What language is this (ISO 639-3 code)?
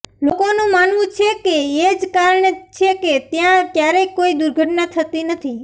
guj